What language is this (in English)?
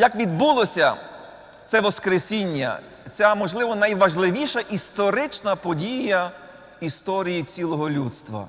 Ukrainian